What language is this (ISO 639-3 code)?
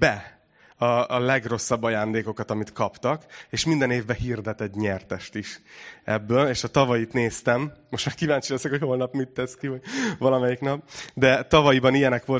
hun